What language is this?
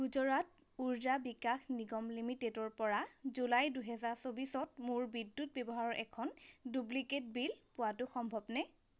Assamese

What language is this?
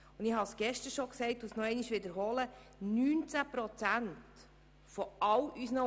Swiss German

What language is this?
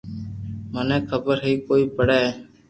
Loarki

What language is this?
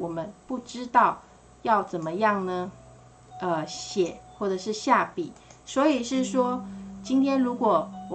Chinese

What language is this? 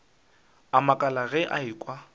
Northern Sotho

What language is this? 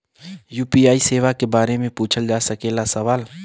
Bhojpuri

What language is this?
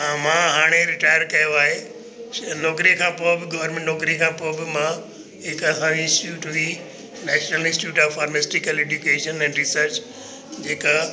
Sindhi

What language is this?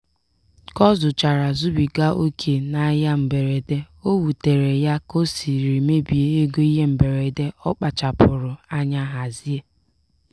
Igbo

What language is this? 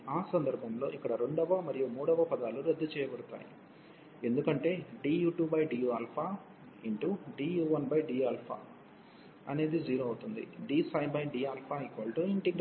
Telugu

